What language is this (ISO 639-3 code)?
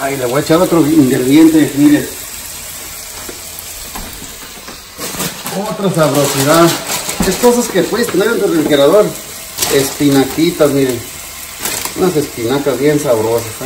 spa